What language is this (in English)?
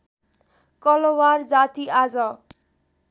Nepali